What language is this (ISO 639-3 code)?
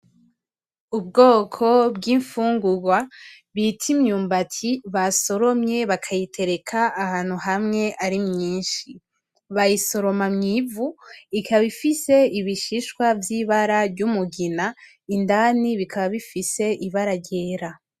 run